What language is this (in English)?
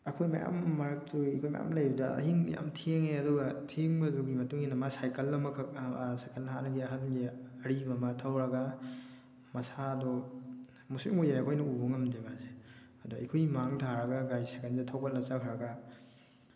Manipuri